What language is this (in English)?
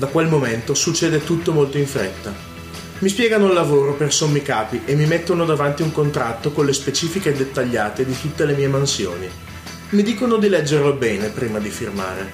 Italian